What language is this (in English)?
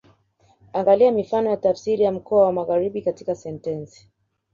Swahili